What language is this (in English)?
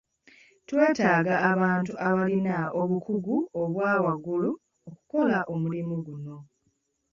Ganda